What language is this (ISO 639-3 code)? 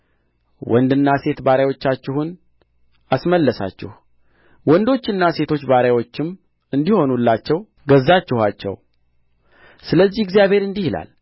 amh